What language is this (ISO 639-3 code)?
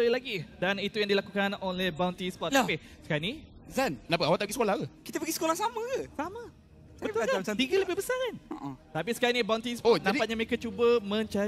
msa